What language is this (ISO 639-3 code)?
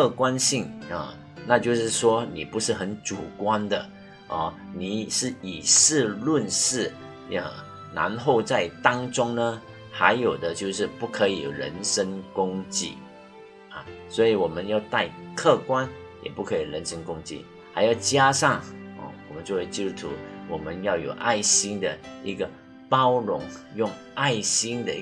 zho